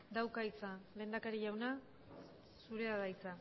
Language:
Basque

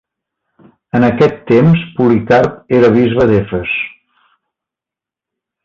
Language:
Catalan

